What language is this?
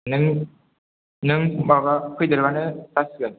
Bodo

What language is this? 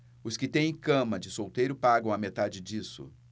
Portuguese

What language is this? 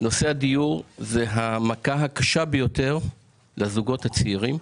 Hebrew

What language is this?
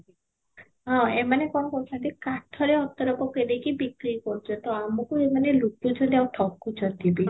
Odia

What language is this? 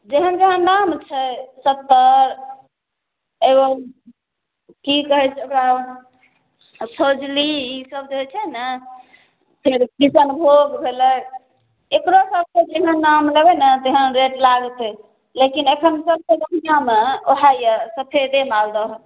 Maithili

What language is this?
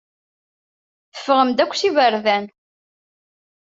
Kabyle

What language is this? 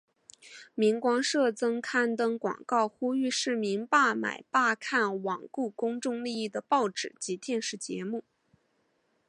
Chinese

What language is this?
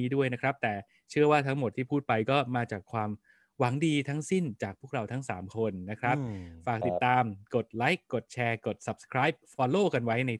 Thai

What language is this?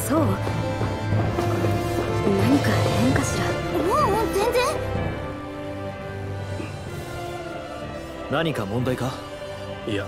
Japanese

